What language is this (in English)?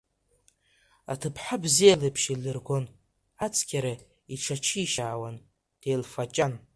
Abkhazian